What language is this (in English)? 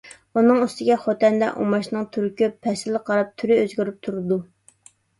Uyghur